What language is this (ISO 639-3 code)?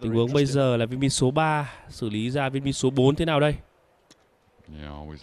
vie